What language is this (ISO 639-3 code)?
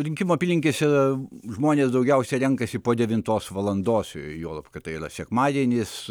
lit